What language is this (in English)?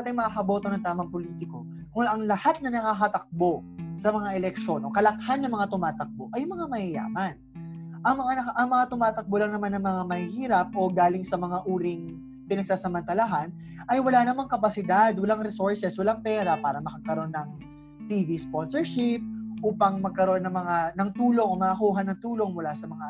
Filipino